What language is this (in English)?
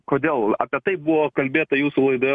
Lithuanian